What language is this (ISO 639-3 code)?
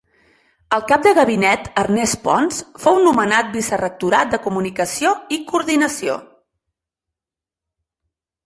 cat